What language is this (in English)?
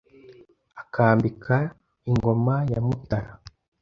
Kinyarwanda